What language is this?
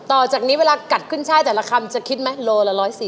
Thai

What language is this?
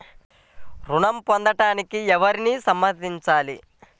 Telugu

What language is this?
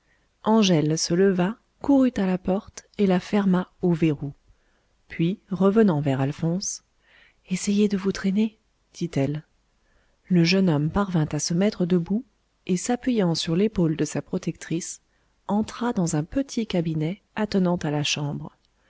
French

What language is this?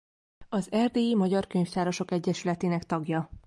Hungarian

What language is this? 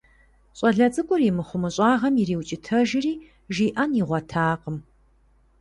Kabardian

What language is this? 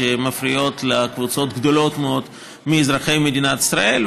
Hebrew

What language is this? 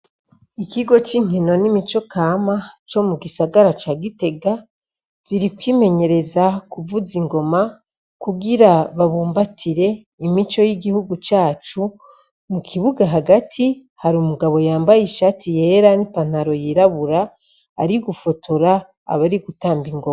Rundi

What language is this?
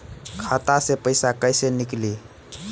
Bhojpuri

